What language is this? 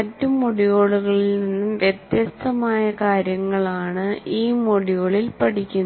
Malayalam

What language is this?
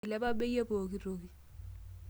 Masai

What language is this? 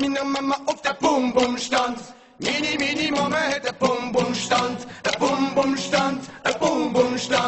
Turkish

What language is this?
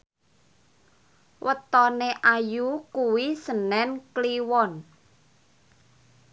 Javanese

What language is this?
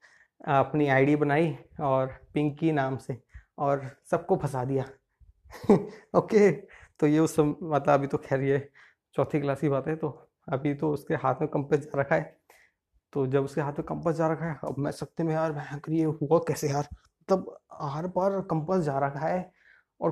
Hindi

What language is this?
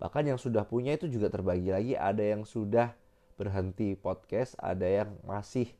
Indonesian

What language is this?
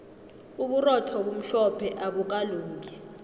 South Ndebele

